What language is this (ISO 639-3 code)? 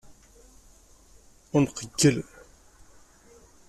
kab